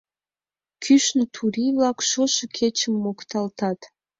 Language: Mari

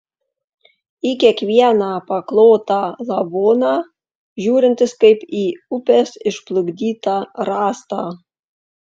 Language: Lithuanian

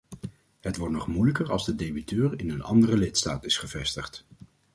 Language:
Dutch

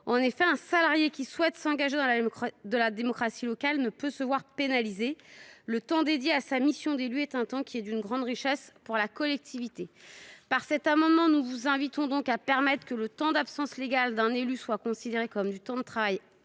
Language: French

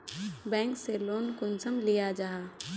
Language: Magahi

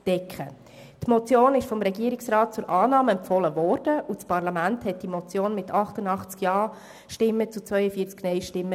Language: Swiss German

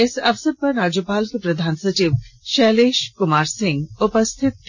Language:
Hindi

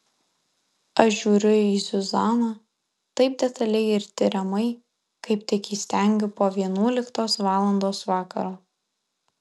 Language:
Lithuanian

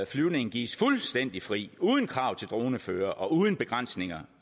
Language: Danish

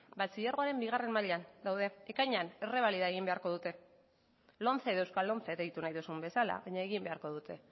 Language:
Basque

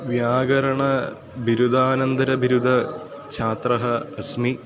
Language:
Sanskrit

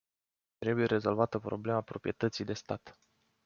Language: Romanian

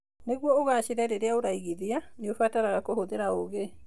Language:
Kikuyu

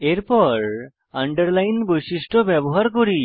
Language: Bangla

